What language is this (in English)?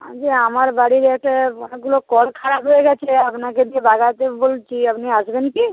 Bangla